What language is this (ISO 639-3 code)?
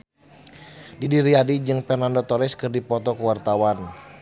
sun